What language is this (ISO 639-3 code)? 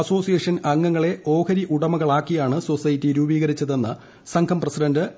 mal